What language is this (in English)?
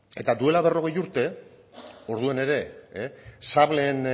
Basque